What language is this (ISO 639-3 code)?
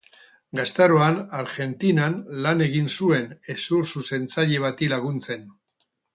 eus